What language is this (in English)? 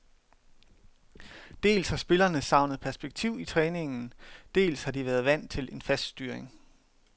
Danish